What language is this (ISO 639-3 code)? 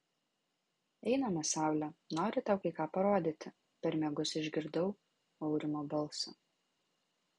lit